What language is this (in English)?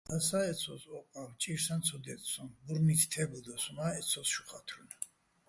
Bats